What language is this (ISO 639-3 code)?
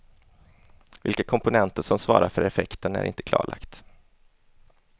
swe